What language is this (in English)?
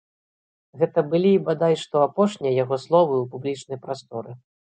Belarusian